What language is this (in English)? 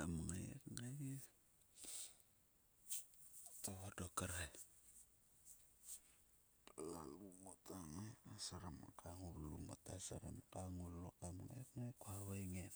Sulka